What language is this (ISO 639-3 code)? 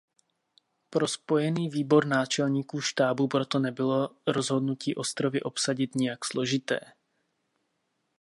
ces